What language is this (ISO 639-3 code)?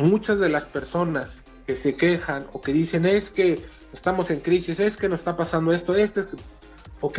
spa